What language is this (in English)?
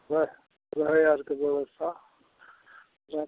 Maithili